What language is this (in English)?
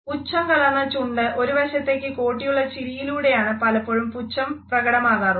Malayalam